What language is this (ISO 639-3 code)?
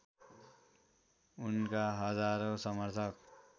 nep